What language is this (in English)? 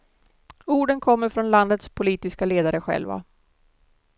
Swedish